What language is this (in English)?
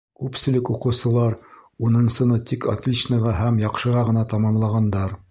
Bashkir